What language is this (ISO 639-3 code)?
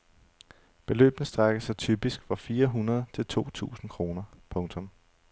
dan